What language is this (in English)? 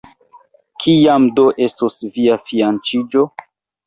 Esperanto